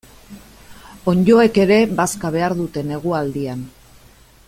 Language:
Basque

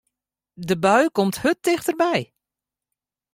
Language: Western Frisian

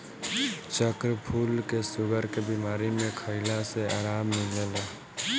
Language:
Bhojpuri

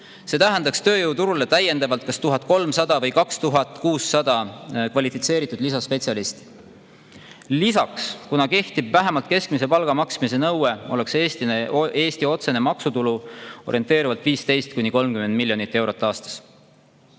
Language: Estonian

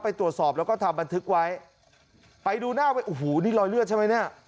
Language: Thai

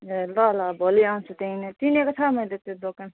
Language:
Nepali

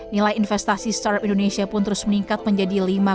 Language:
Indonesian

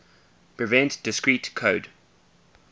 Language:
English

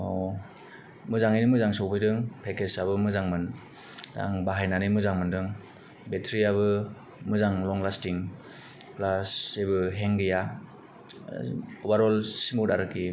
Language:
Bodo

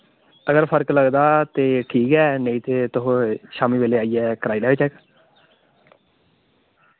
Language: Dogri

